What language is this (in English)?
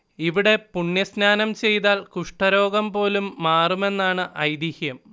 Malayalam